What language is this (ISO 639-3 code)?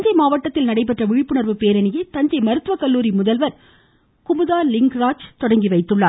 tam